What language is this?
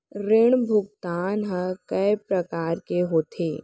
Chhattisgarhi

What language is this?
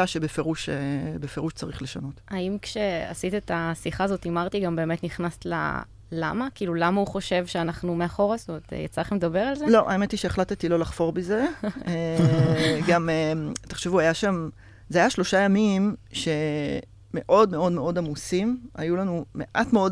Hebrew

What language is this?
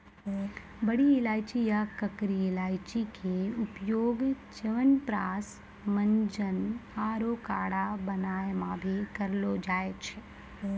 Maithili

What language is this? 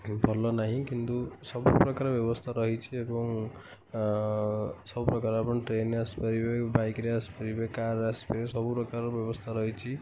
Odia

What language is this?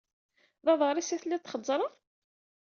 Kabyle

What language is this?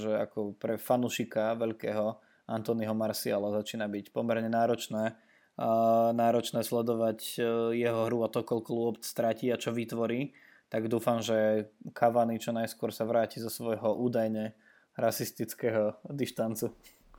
Slovak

